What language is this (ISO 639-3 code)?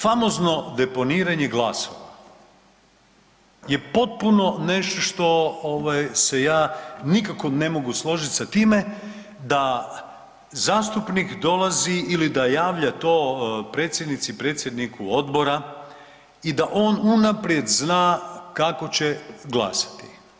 hrv